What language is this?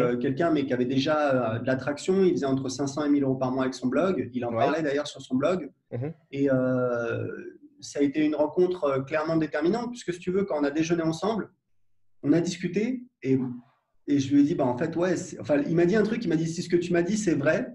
French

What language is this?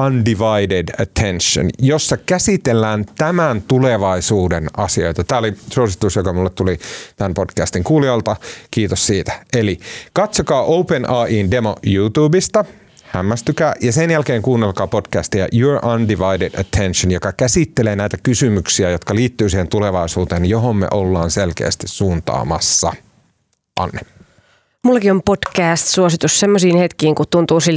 Finnish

